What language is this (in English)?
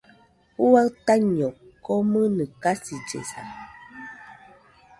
Nüpode Huitoto